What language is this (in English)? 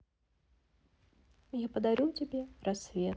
Russian